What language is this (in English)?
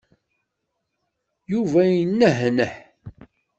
Kabyle